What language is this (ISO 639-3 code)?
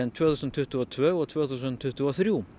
isl